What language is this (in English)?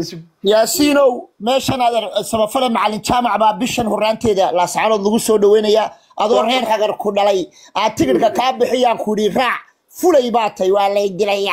Arabic